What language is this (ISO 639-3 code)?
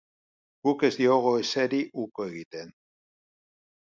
eus